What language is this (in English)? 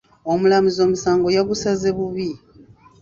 Ganda